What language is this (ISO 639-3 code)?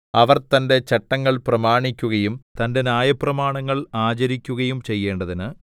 mal